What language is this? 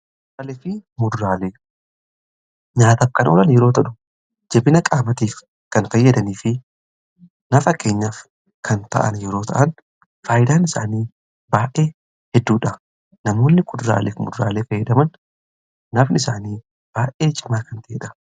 Oromo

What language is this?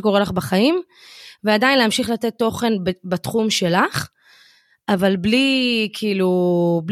Hebrew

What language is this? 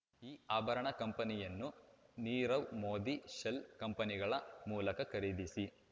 Kannada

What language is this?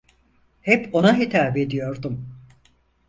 Turkish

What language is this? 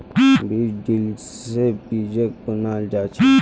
Magahi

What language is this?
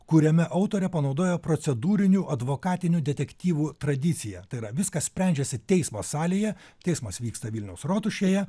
Lithuanian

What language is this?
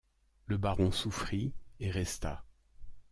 French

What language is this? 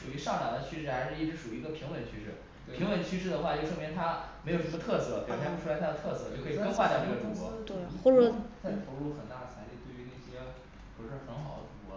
Chinese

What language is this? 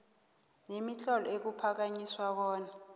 South Ndebele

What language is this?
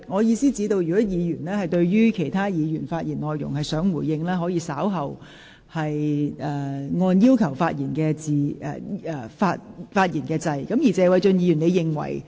Cantonese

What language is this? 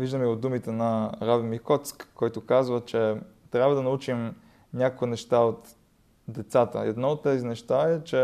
Bulgarian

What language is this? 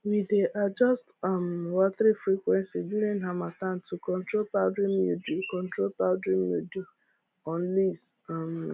Nigerian Pidgin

